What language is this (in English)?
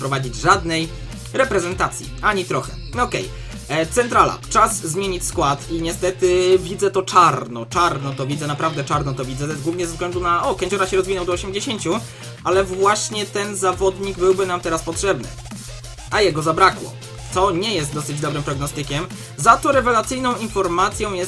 Polish